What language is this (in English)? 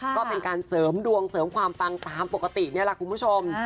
Thai